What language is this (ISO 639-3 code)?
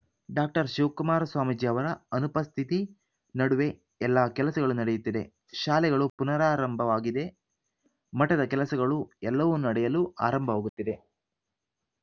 kan